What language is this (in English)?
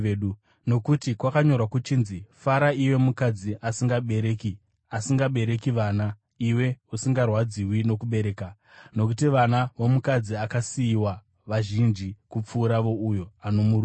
Shona